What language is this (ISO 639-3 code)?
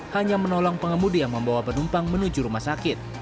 ind